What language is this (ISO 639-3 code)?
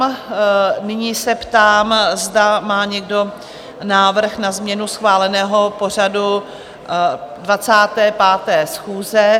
ces